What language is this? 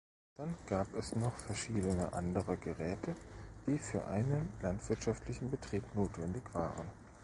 German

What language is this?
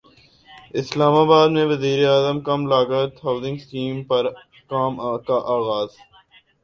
Urdu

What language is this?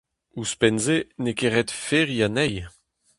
Breton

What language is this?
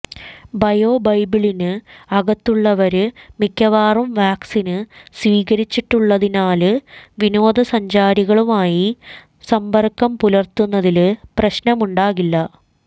Malayalam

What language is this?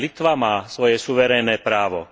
Slovak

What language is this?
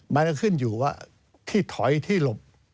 Thai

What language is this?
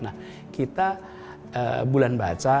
Indonesian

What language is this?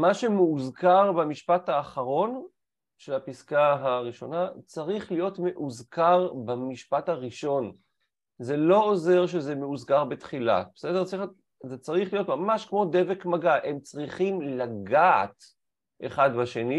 Hebrew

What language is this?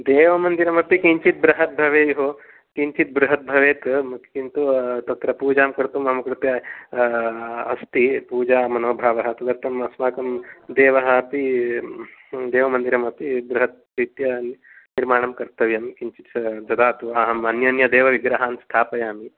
Sanskrit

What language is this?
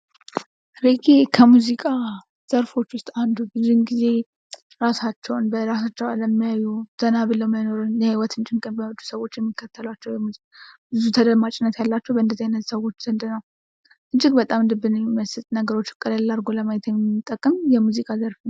Amharic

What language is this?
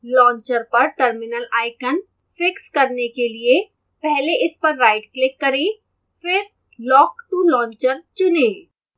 Hindi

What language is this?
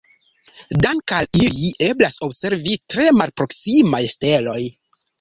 Esperanto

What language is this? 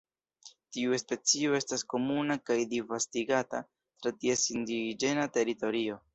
Esperanto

